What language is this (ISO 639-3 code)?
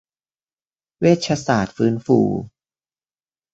tha